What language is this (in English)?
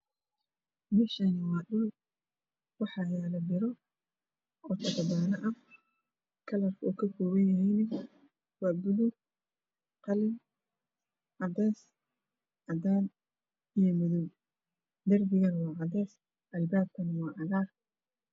Somali